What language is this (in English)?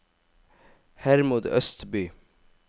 Norwegian